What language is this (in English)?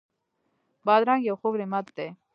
Pashto